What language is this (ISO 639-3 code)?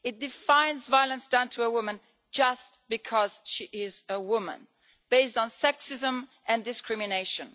eng